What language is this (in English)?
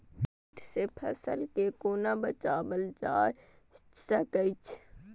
Maithili